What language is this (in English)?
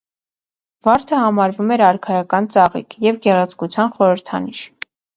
Armenian